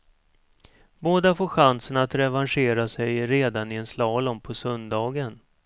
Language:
Swedish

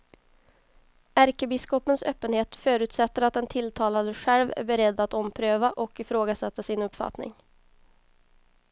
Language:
Swedish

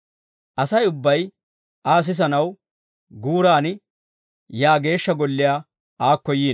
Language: Dawro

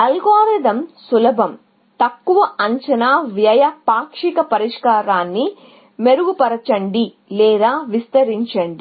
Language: Telugu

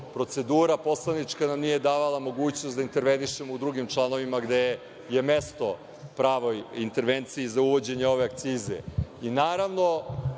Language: Serbian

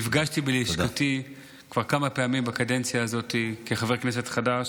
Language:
Hebrew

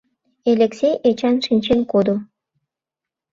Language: Mari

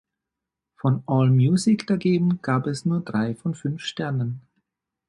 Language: German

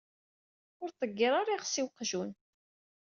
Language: Kabyle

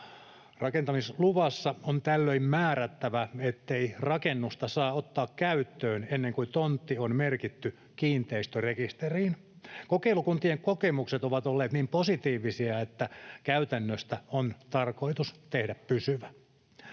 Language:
Finnish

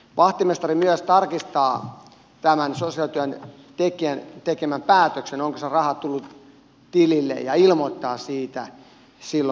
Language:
Finnish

